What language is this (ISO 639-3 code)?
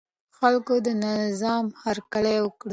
pus